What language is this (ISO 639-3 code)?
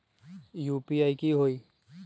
mag